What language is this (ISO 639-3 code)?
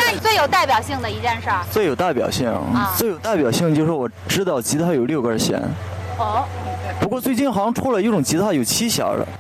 zho